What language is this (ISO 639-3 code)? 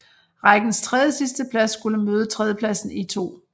dan